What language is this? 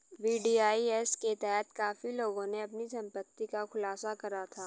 Hindi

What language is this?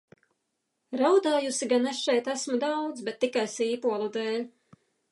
Latvian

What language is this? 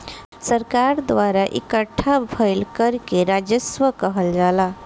Bhojpuri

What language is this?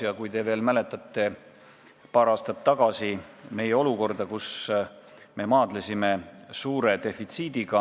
Estonian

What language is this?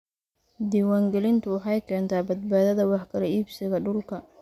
Somali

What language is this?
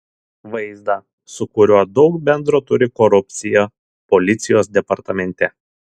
Lithuanian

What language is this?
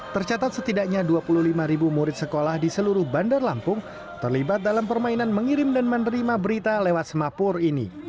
Indonesian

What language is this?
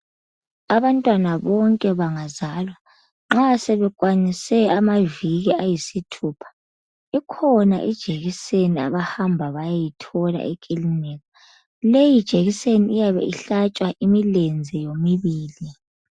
North Ndebele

